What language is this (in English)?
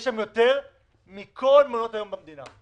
Hebrew